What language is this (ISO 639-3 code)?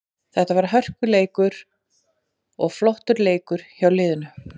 isl